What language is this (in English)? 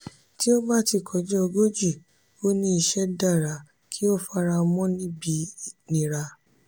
Yoruba